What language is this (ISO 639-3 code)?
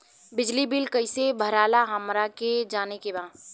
bho